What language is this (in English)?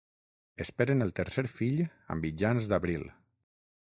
Catalan